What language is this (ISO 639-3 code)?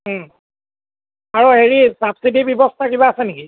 asm